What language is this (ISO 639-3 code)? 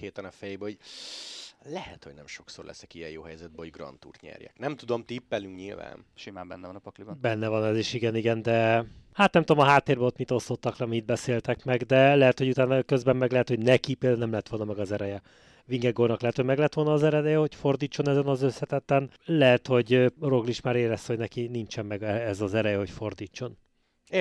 hun